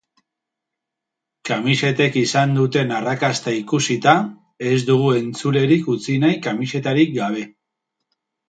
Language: Basque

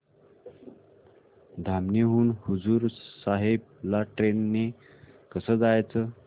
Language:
Marathi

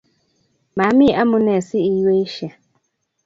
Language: Kalenjin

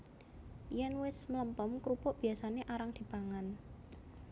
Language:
Javanese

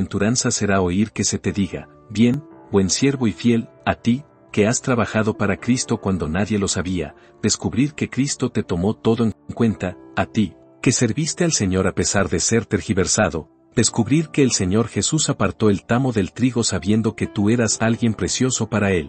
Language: Spanish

